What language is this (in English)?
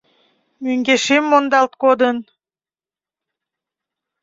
Mari